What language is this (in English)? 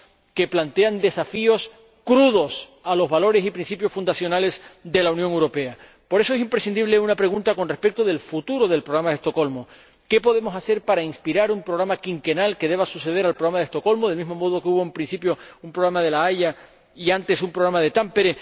Spanish